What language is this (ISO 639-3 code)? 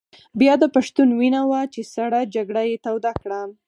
pus